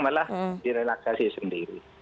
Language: Indonesian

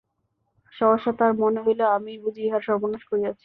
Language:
Bangla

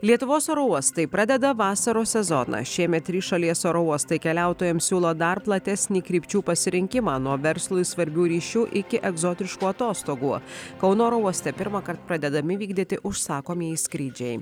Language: Lithuanian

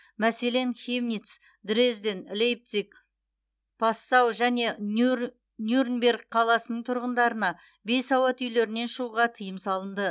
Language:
Kazakh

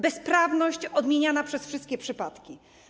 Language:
Polish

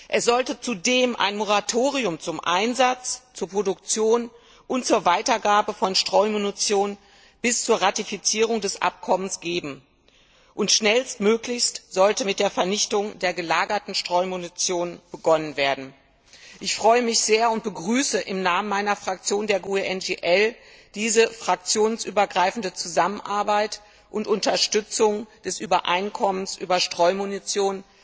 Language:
German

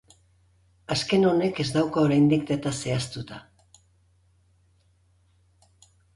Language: Basque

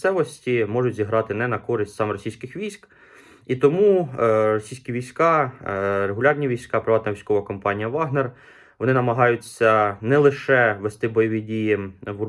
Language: Ukrainian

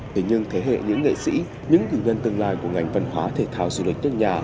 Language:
Vietnamese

